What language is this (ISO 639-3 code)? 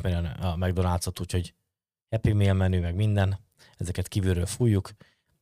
hun